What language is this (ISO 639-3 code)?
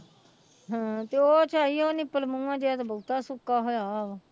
pan